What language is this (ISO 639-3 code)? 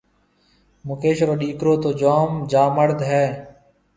mve